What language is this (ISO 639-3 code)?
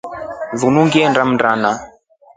rof